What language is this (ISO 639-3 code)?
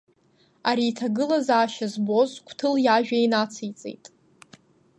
abk